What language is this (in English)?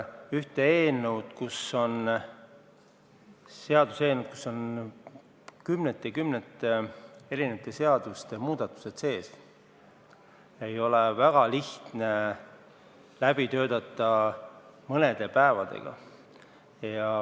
Estonian